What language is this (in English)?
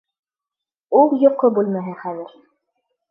Bashkir